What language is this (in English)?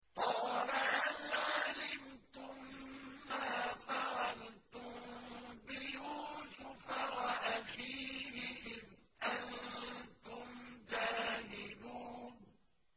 Arabic